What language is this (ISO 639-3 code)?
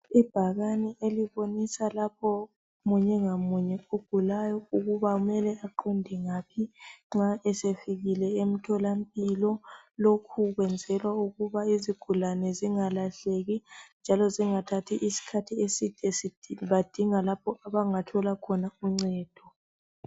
nde